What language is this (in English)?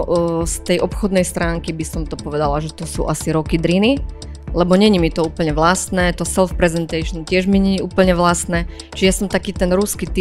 Slovak